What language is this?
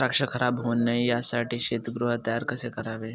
Marathi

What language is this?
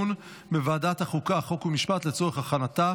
Hebrew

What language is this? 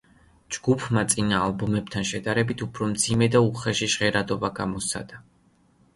Georgian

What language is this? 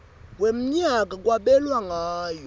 Swati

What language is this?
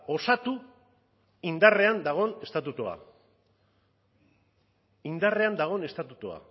Basque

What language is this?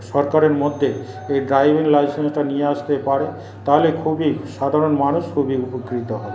Bangla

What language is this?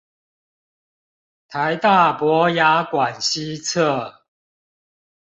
Chinese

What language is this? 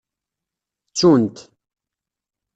Kabyle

